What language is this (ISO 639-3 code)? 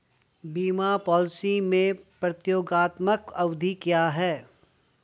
hin